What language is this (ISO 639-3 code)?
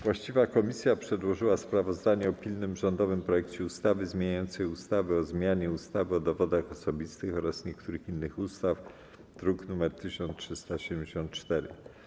pol